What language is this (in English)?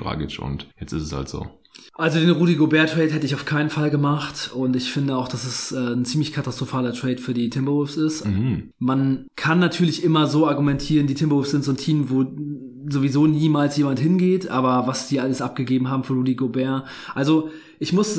German